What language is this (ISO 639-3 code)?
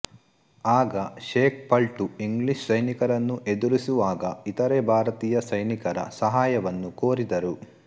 kan